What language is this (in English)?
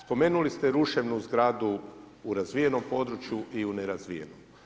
Croatian